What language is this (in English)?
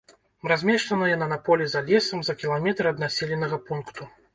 Belarusian